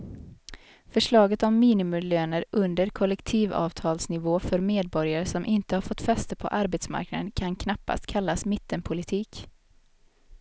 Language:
Swedish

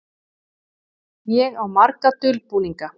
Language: Icelandic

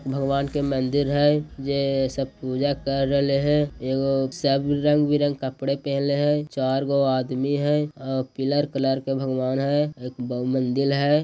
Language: Magahi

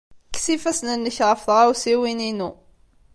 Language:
Kabyle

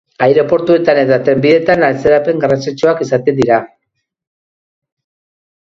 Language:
Basque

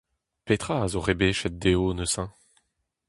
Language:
Breton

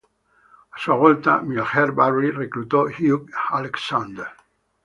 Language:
Italian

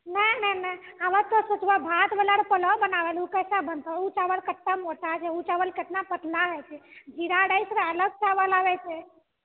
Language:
Maithili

